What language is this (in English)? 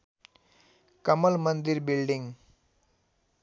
Nepali